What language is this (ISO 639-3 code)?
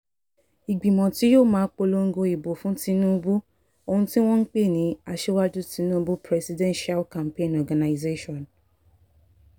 yor